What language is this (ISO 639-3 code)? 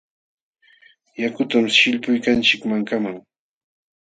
qxw